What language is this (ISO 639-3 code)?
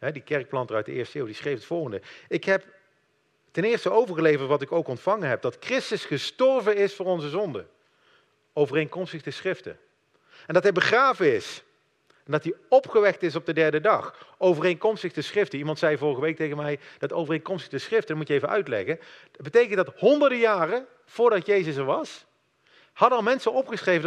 nld